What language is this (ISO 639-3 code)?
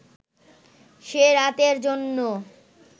ben